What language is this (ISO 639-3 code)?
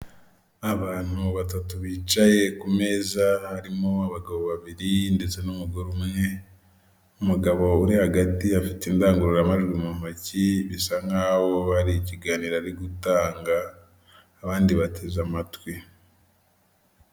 kin